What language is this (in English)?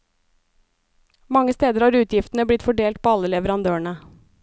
Norwegian